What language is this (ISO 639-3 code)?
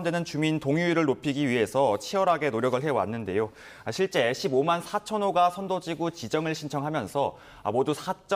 kor